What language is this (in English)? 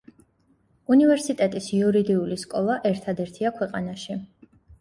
Georgian